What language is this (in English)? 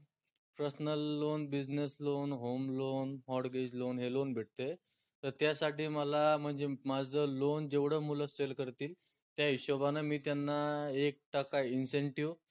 Marathi